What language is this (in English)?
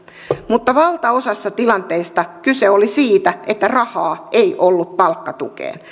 Finnish